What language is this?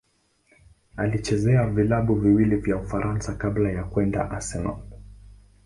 Swahili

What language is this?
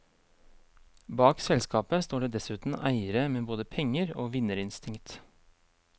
Norwegian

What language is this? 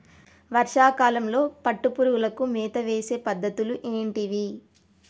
Telugu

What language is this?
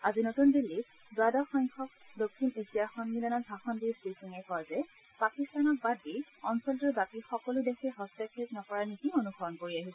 Assamese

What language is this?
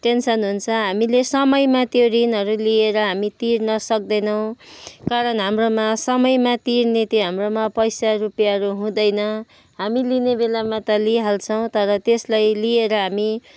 Nepali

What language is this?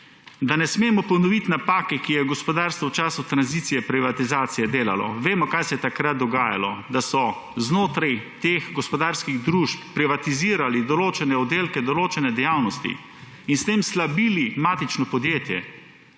Slovenian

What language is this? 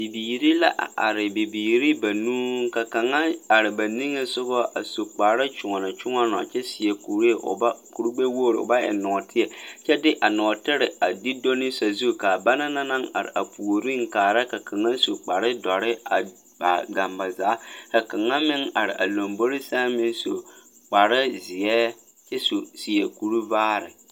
Southern Dagaare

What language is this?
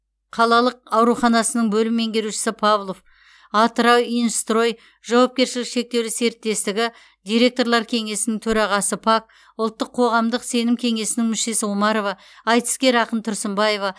Kazakh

